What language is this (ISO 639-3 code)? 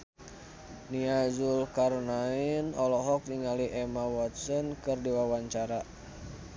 sun